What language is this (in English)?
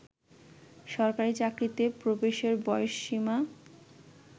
Bangla